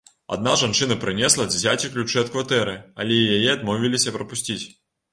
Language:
Belarusian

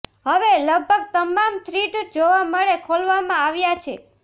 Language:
Gujarati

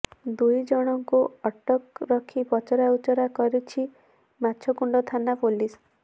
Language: Odia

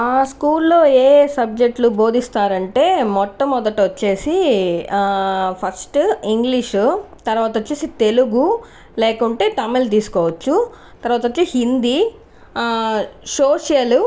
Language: Telugu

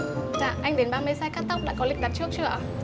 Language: Vietnamese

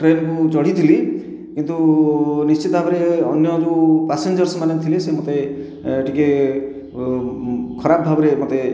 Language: Odia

